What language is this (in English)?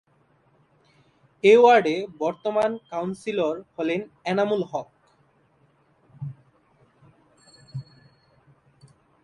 Bangla